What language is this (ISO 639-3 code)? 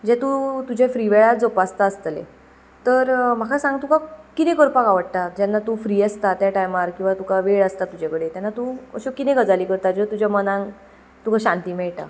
kok